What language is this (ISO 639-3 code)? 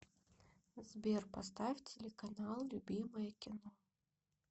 rus